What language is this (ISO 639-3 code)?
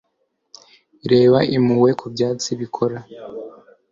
kin